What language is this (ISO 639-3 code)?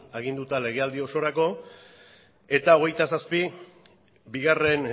eus